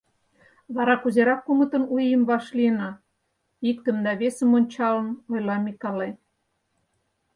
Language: Mari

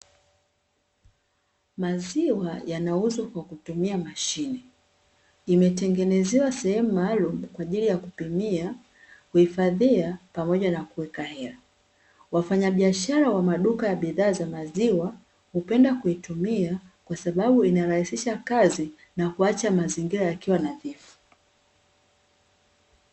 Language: Swahili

